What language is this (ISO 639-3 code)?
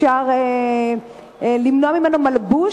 heb